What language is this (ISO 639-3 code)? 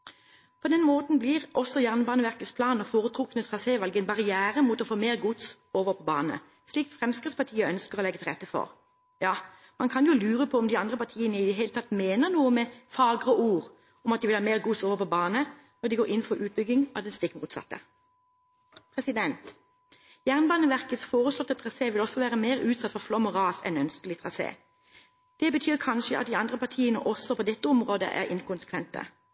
nob